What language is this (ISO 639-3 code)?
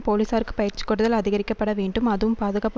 tam